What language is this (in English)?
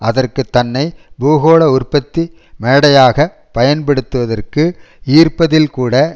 Tamil